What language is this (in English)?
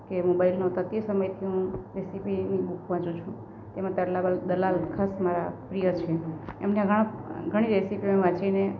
Gujarati